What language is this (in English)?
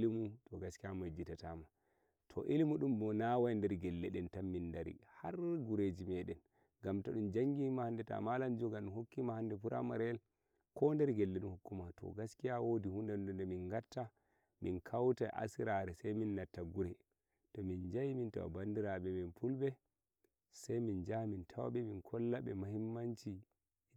Nigerian Fulfulde